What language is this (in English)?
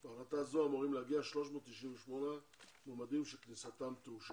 Hebrew